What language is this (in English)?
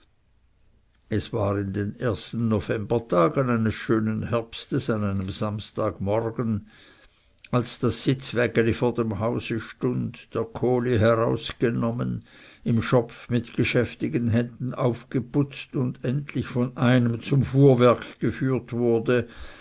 German